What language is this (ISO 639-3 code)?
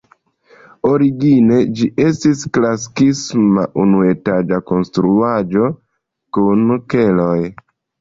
epo